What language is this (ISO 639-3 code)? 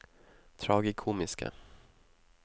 nor